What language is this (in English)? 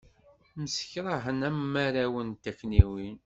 Kabyle